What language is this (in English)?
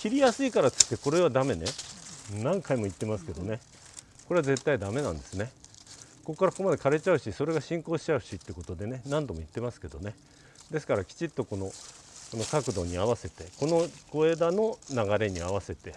Japanese